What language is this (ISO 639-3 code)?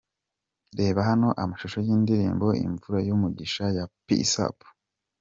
kin